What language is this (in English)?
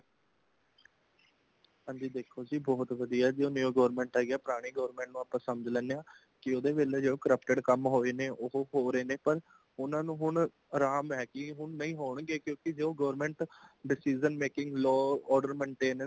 Punjabi